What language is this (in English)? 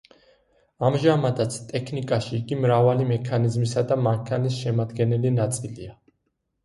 Georgian